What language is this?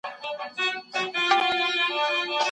Pashto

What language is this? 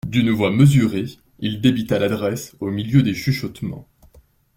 French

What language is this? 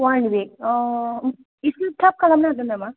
Bodo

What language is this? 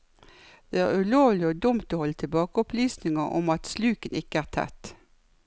Norwegian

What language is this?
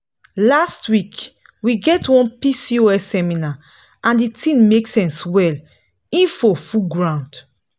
Nigerian Pidgin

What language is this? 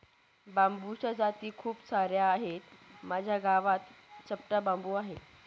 Marathi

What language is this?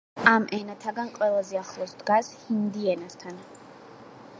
Georgian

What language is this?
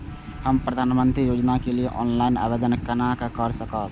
Maithili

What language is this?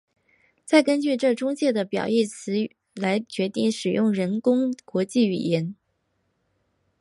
Chinese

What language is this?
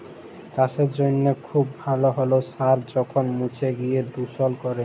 Bangla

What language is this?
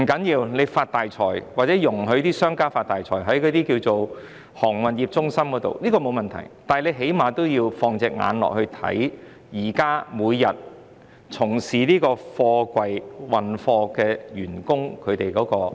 Cantonese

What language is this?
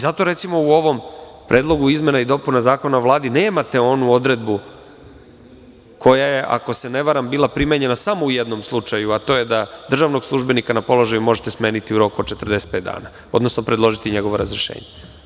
Serbian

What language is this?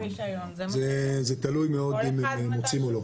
Hebrew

